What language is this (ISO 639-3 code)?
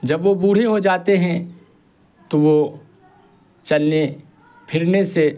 urd